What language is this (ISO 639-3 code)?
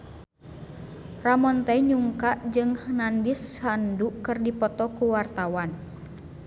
sun